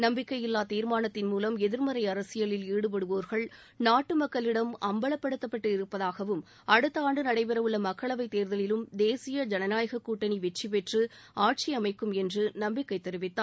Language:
Tamil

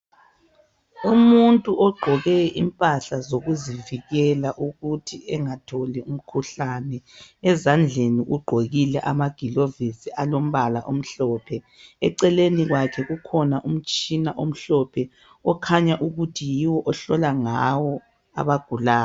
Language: North Ndebele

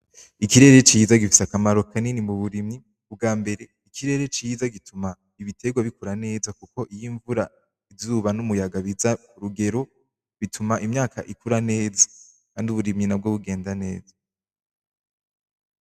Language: Rundi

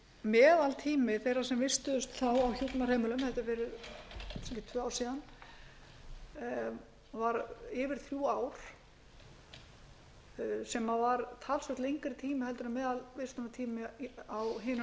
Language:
Icelandic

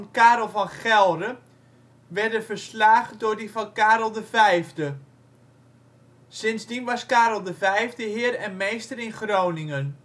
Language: Dutch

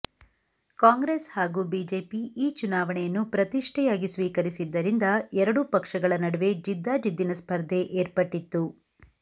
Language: Kannada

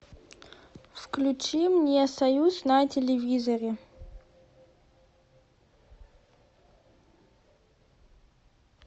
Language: Russian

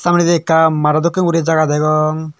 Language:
Chakma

